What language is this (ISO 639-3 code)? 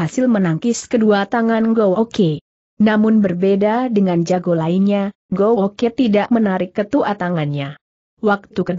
ind